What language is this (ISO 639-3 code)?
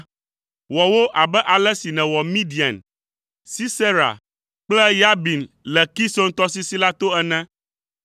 ewe